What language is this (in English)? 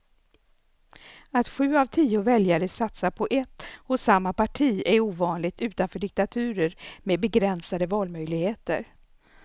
Swedish